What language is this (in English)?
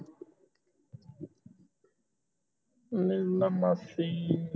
Punjabi